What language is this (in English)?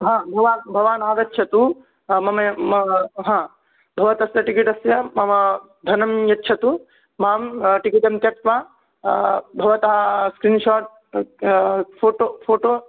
Sanskrit